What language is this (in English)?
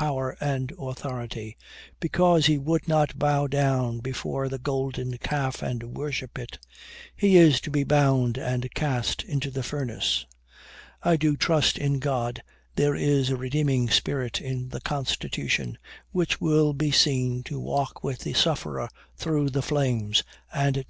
English